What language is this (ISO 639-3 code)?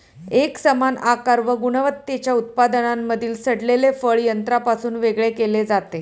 mar